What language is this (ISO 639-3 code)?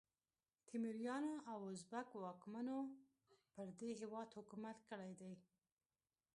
pus